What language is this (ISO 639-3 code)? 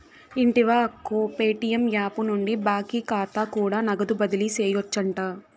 tel